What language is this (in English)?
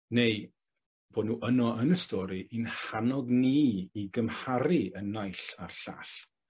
Welsh